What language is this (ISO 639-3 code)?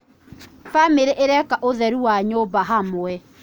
kik